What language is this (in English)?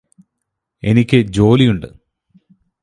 Malayalam